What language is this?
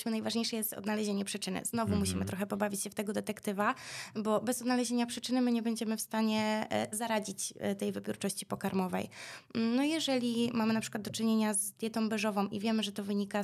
Polish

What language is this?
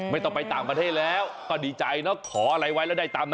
Thai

